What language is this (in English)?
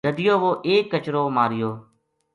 Gujari